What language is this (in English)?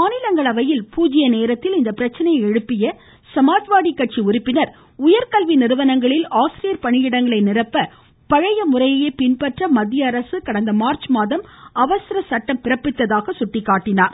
Tamil